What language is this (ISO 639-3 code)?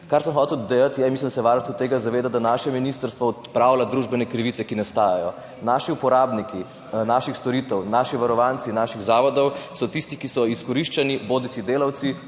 slv